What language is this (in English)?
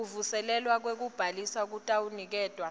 Swati